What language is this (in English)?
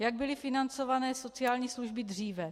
Czech